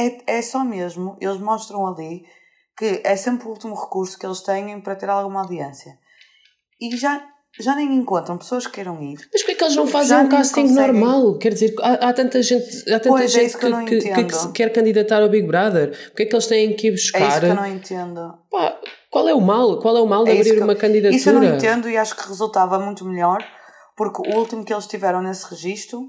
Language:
Portuguese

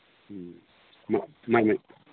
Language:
Manipuri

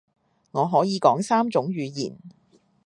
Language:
Cantonese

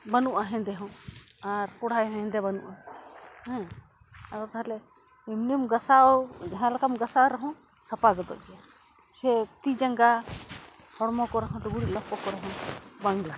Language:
Santali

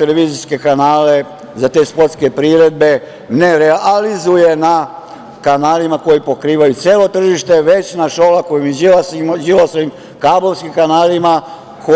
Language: Serbian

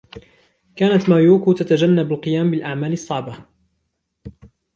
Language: Arabic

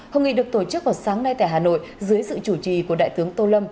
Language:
Vietnamese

